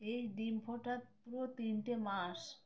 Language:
Bangla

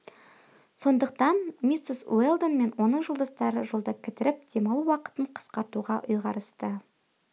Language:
Kazakh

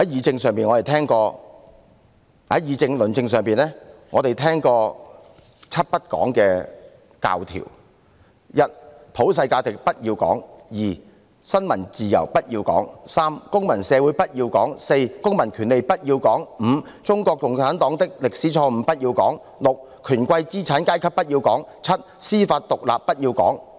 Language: Cantonese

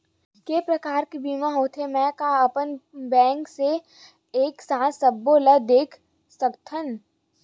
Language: Chhattisgarhi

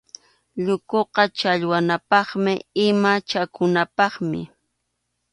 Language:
Arequipa-La Unión Quechua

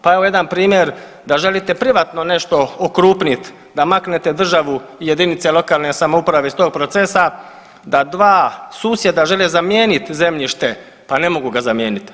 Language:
Croatian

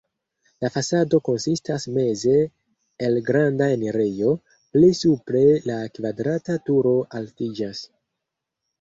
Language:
Esperanto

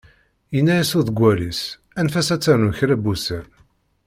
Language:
Kabyle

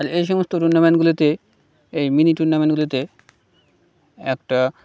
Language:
Bangla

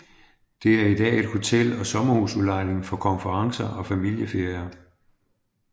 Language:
Danish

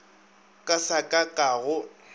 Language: Northern Sotho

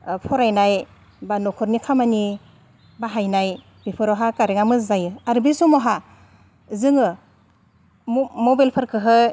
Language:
Bodo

